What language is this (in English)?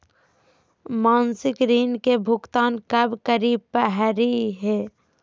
Magahi